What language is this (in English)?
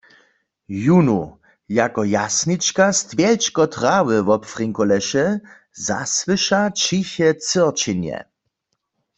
Upper Sorbian